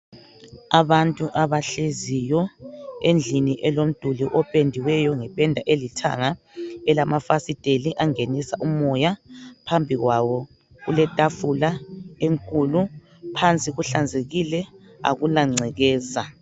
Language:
North Ndebele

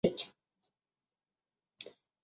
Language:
Chinese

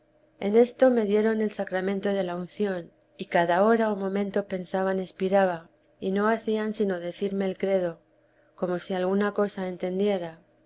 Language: Spanish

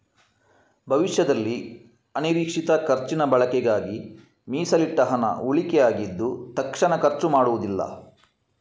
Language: Kannada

